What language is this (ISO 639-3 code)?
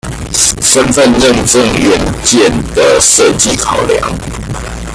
zho